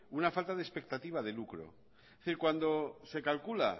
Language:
Spanish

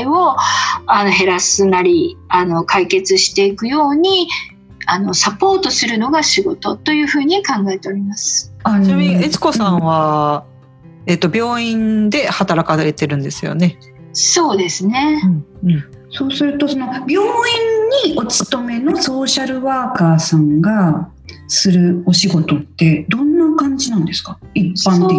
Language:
Japanese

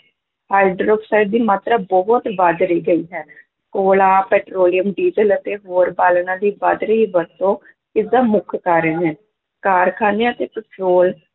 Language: Punjabi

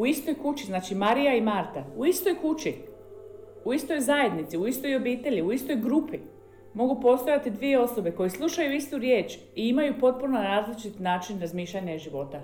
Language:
Croatian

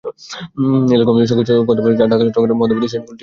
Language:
Bangla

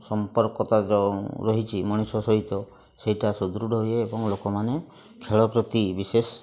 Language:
Odia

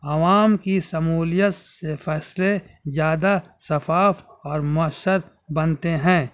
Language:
Urdu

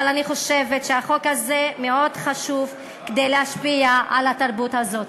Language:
Hebrew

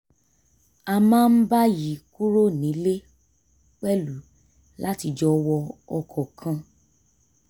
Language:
Yoruba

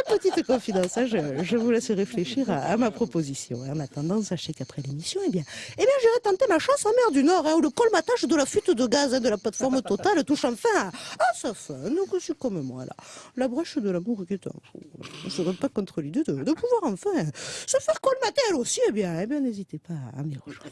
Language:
French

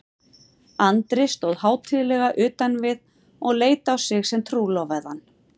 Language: Icelandic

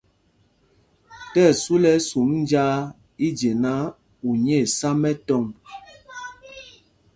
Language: Mpumpong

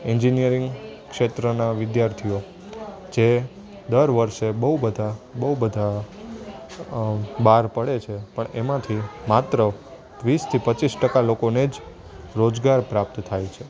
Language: Gujarati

